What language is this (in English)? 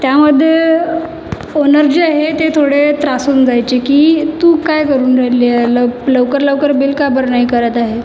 Marathi